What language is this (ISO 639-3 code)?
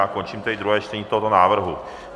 ces